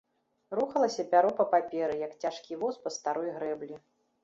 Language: Belarusian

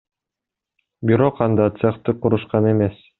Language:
Kyrgyz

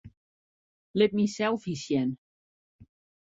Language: Western Frisian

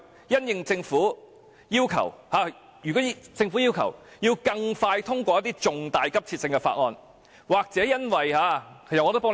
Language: Cantonese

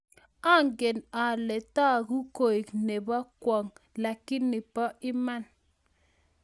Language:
Kalenjin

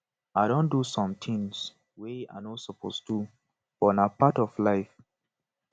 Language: Nigerian Pidgin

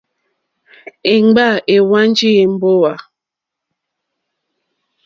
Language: Mokpwe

